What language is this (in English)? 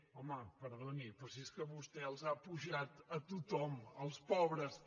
Catalan